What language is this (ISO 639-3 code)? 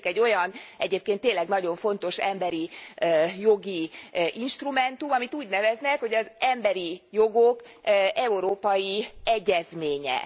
hun